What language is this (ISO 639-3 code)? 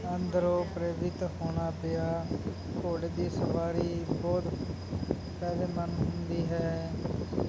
pan